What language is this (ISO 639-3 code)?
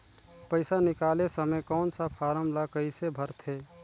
hne